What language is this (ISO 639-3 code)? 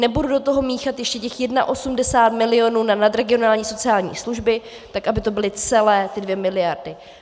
ces